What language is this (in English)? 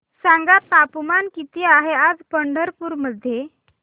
Marathi